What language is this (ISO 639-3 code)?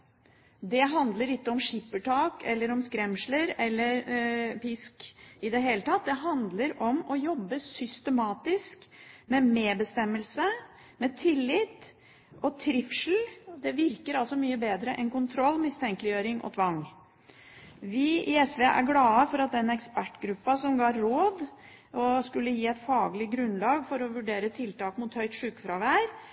nob